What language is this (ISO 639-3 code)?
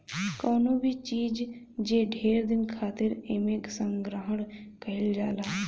bho